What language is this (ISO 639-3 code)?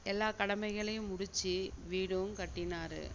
tam